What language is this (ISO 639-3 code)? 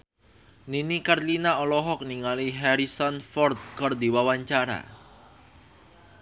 sun